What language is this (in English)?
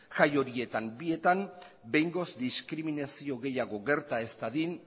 Basque